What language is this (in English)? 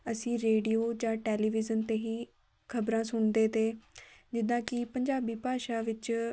Punjabi